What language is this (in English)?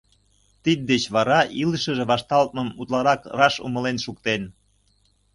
Mari